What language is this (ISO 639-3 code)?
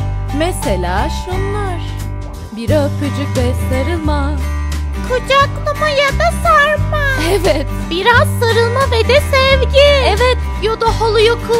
tur